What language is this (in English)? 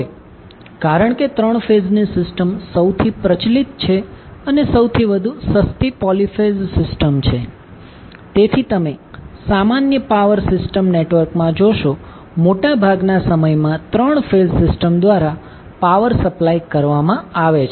Gujarati